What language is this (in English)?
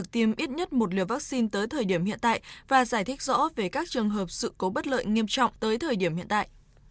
Vietnamese